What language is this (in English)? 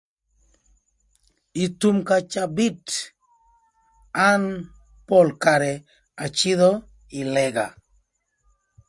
Thur